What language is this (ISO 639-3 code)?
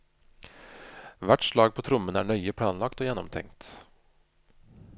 nor